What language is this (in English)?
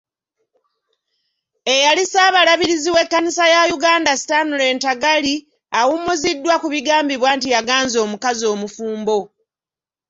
Ganda